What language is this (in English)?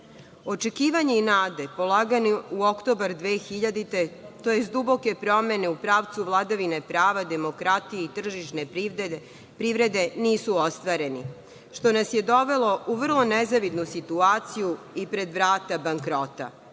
Serbian